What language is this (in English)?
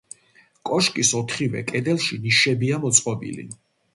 Georgian